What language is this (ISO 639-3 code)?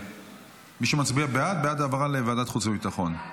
heb